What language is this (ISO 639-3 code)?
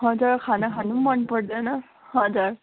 nep